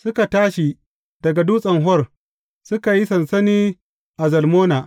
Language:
Hausa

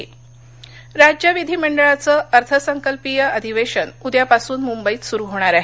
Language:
Marathi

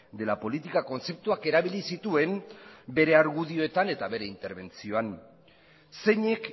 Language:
Basque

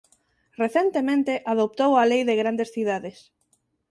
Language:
Galician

